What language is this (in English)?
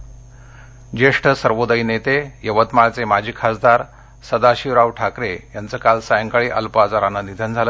Marathi